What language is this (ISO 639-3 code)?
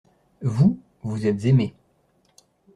fra